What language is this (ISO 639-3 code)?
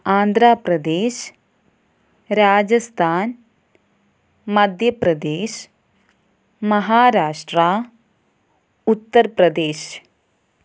mal